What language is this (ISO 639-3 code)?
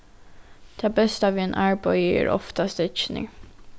fao